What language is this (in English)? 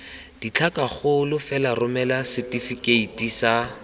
Tswana